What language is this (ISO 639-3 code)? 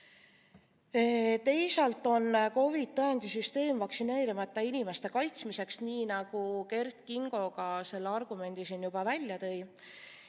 est